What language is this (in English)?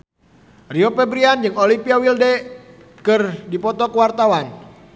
Sundanese